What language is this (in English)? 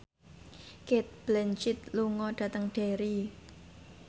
Javanese